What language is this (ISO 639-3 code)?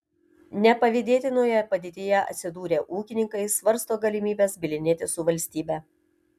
lit